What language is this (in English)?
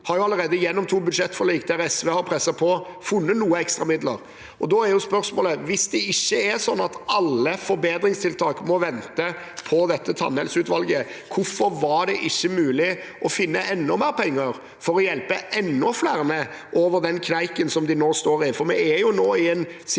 Norwegian